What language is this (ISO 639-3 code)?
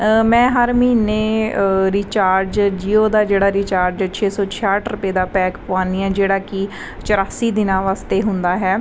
pan